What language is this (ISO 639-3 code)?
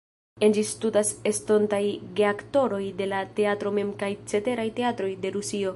epo